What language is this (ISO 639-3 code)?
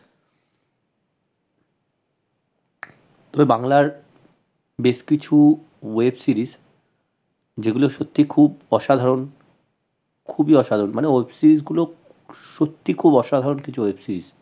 ben